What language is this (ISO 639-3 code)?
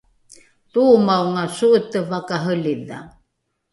dru